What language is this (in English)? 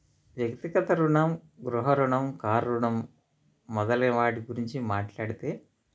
Telugu